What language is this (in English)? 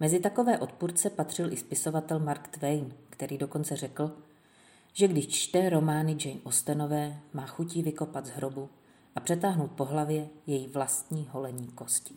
Czech